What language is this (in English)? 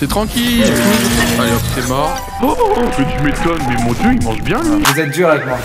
French